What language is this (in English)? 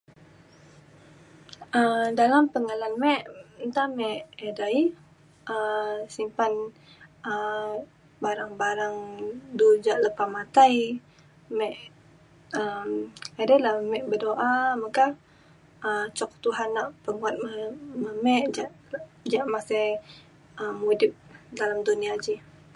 Mainstream Kenyah